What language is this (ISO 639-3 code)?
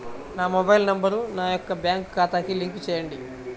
tel